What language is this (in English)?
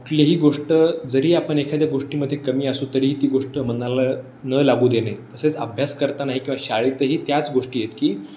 Marathi